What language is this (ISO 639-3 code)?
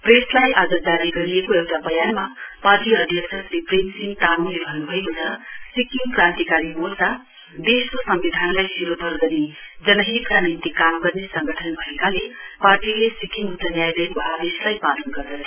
nep